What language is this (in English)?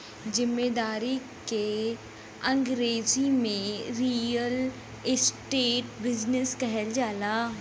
Bhojpuri